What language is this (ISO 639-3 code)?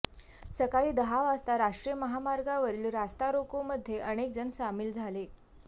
mar